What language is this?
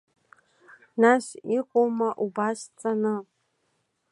Abkhazian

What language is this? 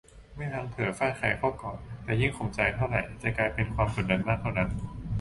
Thai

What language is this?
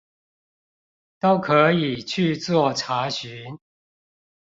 Chinese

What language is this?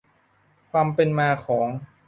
Thai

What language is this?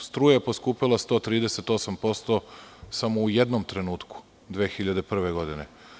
Serbian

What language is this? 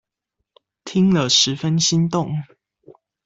Chinese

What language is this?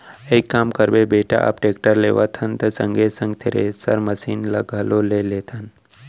Chhattisgarhi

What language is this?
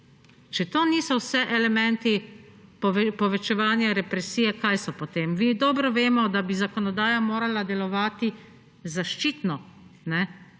Slovenian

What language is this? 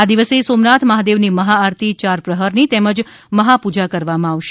Gujarati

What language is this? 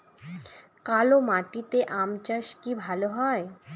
Bangla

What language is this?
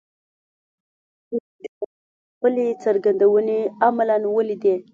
Pashto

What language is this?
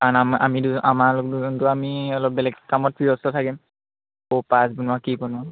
Assamese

